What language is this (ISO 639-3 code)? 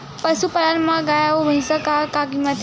hne